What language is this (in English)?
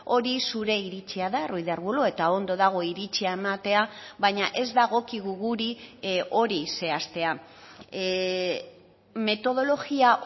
Basque